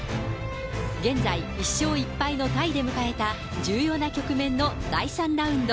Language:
Japanese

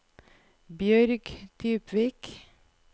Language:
Norwegian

